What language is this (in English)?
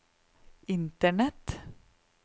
Norwegian